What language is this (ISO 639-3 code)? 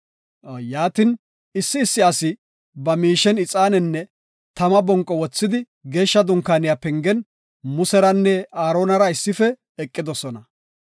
gof